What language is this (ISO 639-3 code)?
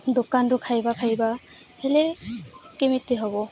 ori